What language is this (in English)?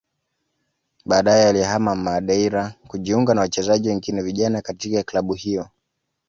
Swahili